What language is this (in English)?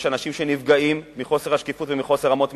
Hebrew